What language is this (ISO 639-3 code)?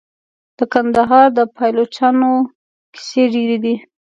pus